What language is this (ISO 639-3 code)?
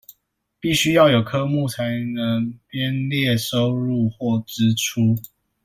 zho